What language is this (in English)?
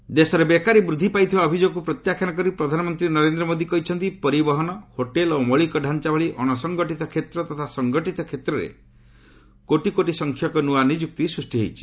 Odia